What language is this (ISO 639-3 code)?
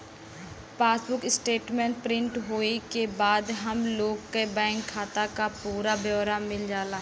bho